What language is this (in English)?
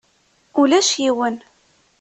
Kabyle